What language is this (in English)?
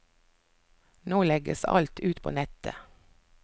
Norwegian